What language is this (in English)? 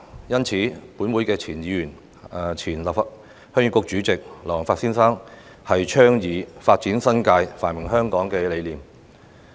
Cantonese